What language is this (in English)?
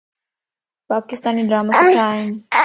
Lasi